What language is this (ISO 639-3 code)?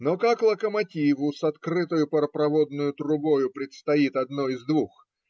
rus